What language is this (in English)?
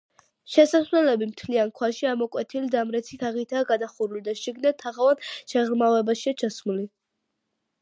Georgian